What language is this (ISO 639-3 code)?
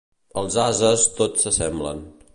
cat